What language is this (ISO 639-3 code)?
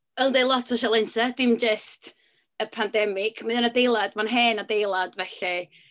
cym